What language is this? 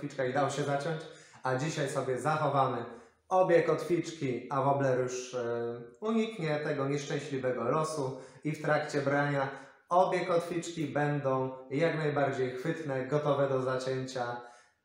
Polish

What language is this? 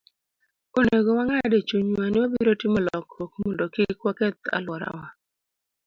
Luo (Kenya and Tanzania)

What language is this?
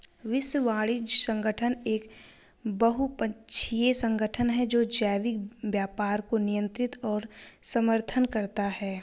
Hindi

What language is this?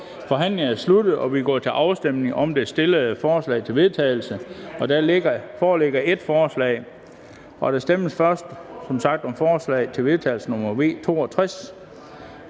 Danish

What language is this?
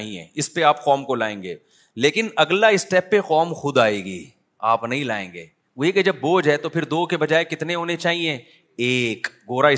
Urdu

